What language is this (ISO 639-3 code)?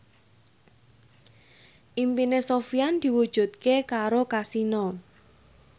jav